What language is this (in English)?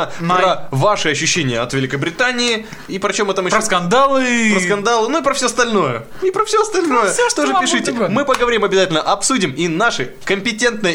Russian